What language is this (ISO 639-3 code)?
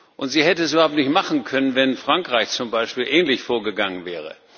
deu